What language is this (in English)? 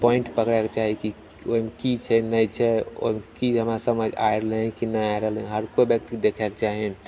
Maithili